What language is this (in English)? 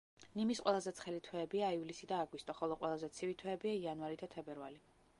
Georgian